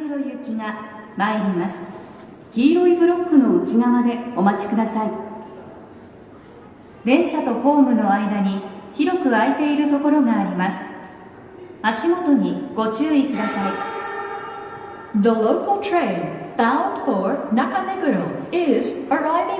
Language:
Japanese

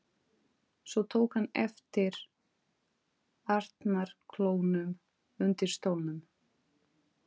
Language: Icelandic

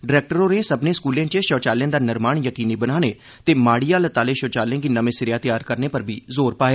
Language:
Dogri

